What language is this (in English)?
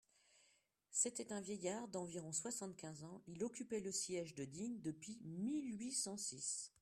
French